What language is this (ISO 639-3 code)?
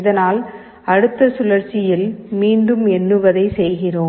tam